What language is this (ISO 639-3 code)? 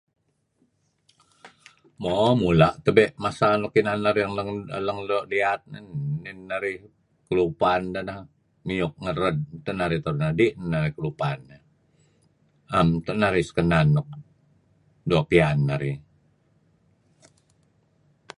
kzi